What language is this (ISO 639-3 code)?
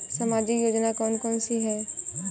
hin